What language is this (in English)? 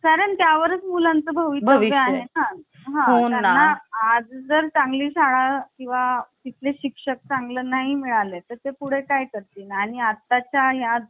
Marathi